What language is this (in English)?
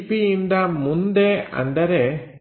Kannada